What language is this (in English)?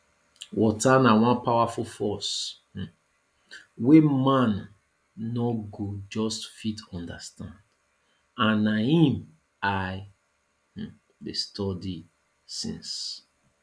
Nigerian Pidgin